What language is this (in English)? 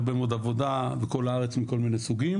Hebrew